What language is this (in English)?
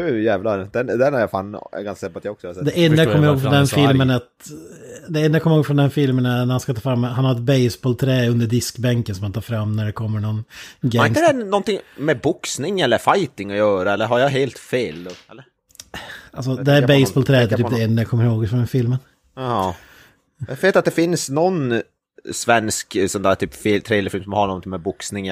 Swedish